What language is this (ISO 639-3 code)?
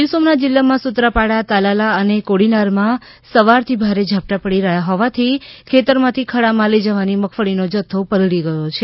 guj